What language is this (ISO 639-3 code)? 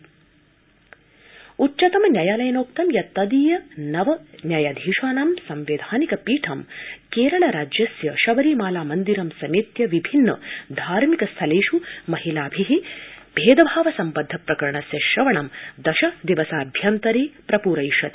san